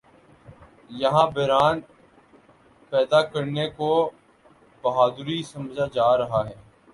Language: Urdu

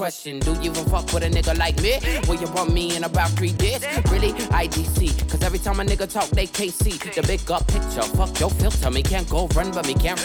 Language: Hebrew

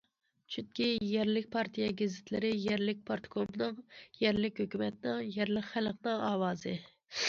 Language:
Uyghur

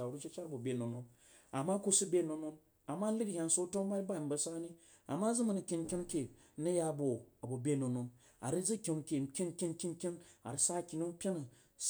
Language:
Jiba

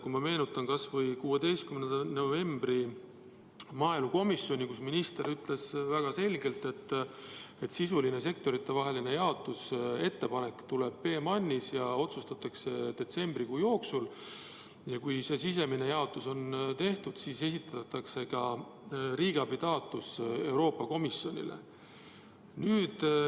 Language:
Estonian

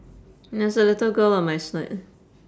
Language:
English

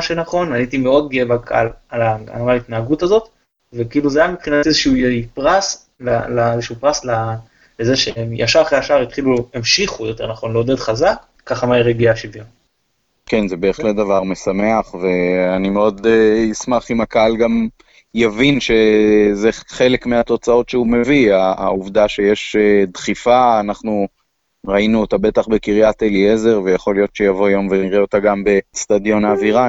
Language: Hebrew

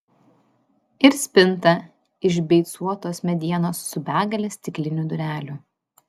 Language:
Lithuanian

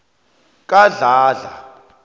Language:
South Ndebele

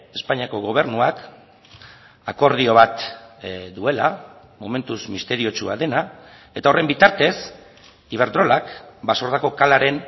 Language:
Basque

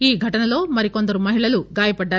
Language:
Telugu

